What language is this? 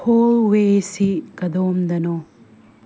Manipuri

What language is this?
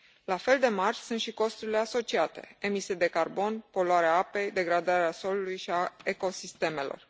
Romanian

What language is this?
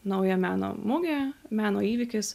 Lithuanian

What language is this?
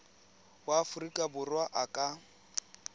Tswana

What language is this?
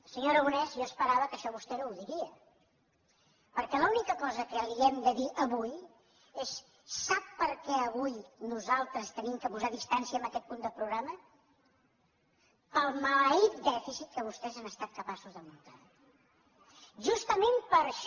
Catalan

